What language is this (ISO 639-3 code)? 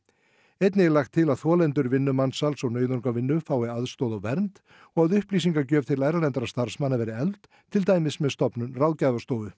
isl